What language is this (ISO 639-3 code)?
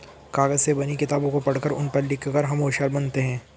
hin